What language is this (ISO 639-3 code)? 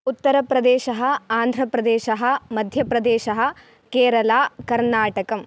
san